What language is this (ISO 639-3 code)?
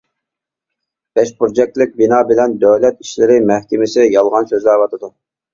uig